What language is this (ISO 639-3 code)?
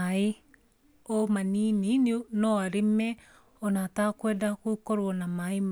kik